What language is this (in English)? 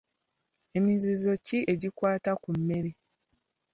Ganda